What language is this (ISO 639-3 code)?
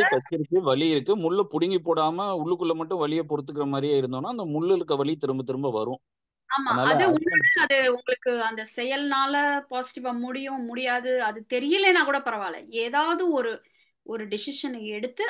tam